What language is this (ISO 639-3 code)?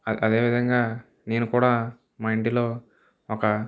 tel